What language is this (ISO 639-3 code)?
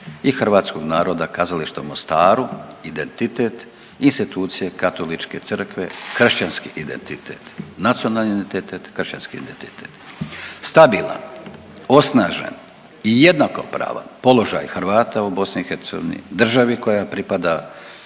hrv